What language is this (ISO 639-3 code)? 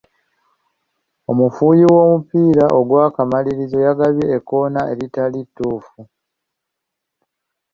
lug